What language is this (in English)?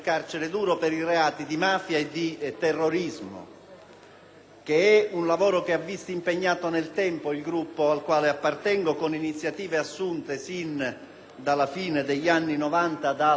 Italian